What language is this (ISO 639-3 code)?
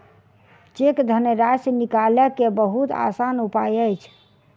mai